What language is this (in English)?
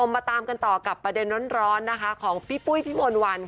Thai